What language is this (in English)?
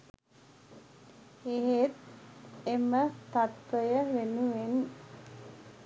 Sinhala